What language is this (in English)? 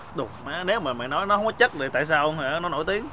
Vietnamese